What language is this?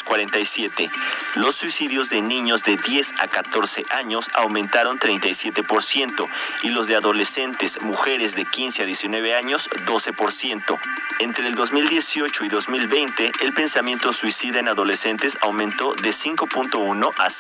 Spanish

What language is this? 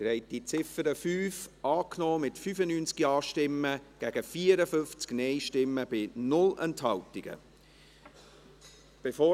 Swiss German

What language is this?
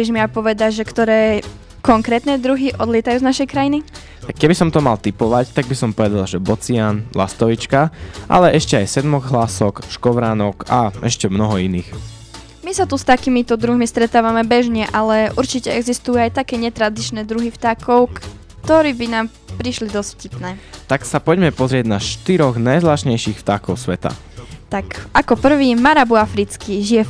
Slovak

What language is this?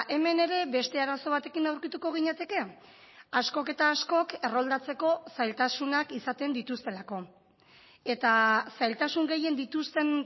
Basque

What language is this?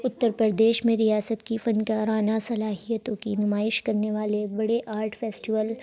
Urdu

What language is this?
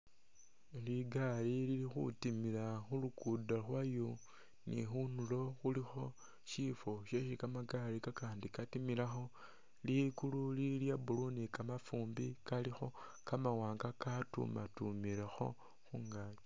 Masaaba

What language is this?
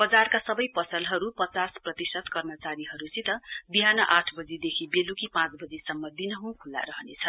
Nepali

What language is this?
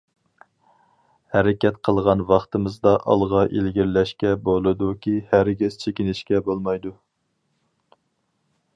Uyghur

